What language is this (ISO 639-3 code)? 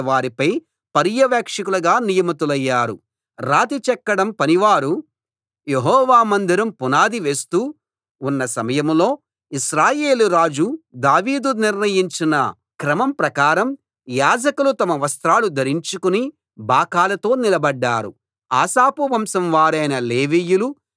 tel